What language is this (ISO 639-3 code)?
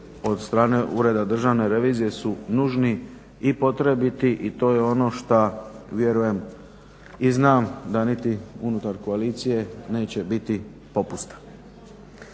hrv